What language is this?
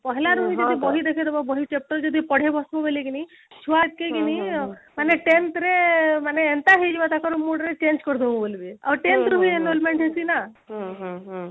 Odia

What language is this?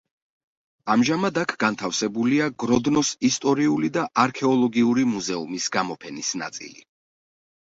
Georgian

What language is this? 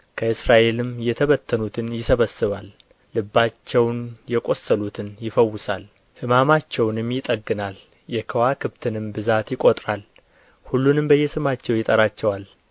Amharic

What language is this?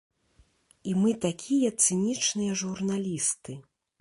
Belarusian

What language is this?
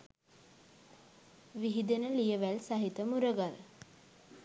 Sinhala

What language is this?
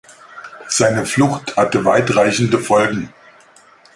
German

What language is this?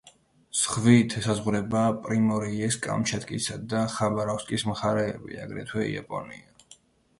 Georgian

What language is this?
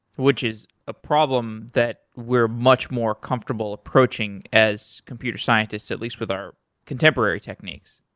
English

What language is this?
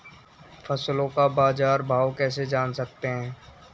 Hindi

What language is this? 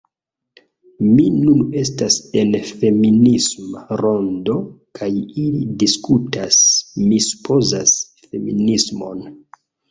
Esperanto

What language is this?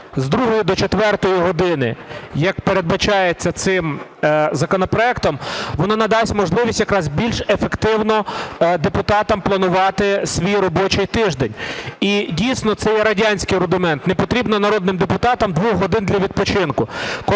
Ukrainian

